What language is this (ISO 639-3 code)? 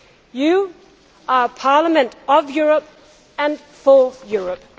eng